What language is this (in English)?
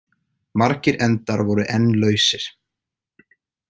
Icelandic